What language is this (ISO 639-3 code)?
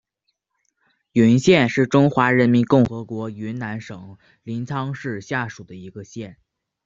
zho